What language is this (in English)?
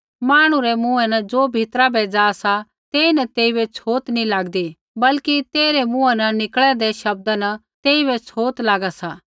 Kullu Pahari